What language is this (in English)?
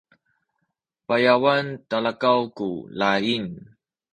Sakizaya